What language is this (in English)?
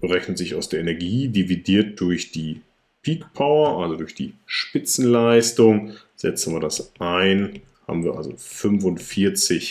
German